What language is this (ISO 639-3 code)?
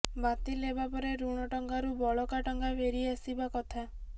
ori